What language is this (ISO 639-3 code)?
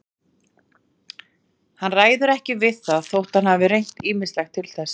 isl